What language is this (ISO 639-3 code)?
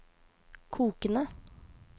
nor